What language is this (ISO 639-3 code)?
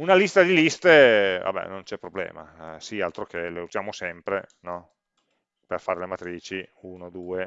ita